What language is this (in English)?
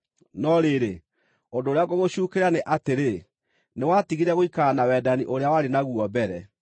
Kikuyu